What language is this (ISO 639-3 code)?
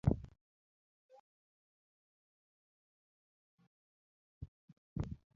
luo